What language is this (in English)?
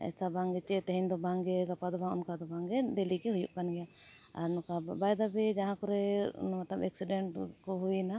Santali